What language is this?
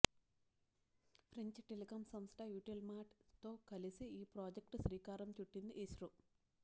Telugu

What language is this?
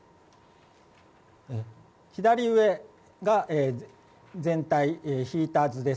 Japanese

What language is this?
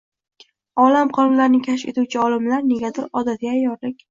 Uzbek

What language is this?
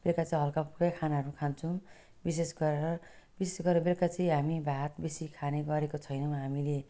Nepali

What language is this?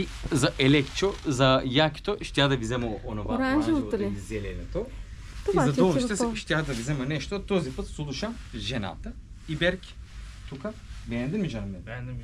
Bulgarian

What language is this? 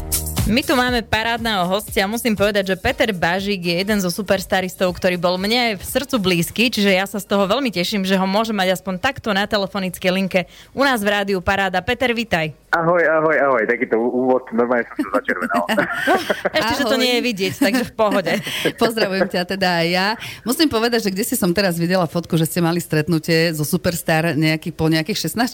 Slovak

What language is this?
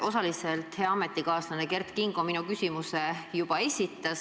Estonian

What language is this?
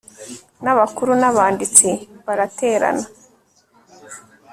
Kinyarwanda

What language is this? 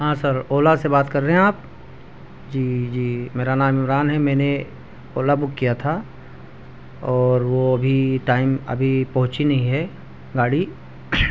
Urdu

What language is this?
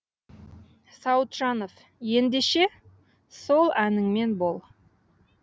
Kazakh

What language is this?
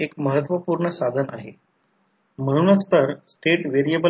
Marathi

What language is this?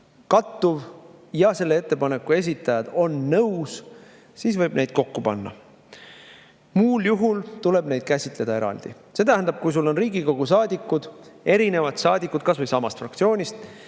Estonian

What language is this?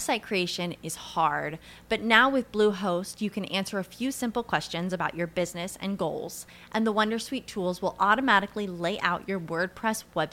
Polish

